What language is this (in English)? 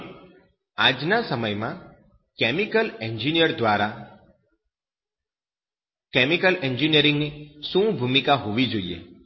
Gujarati